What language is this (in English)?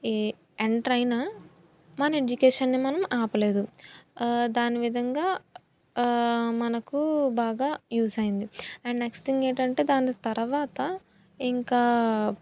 Telugu